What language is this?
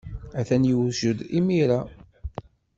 Kabyle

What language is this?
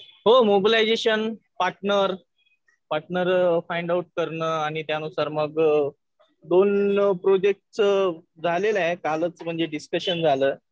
Marathi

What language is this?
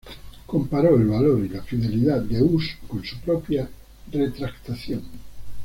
Spanish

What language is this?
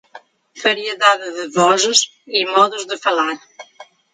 Portuguese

